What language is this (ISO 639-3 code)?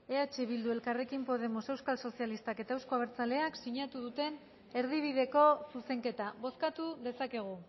eus